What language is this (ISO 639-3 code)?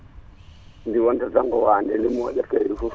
ful